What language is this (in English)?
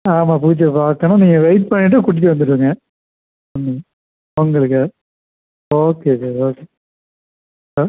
Tamil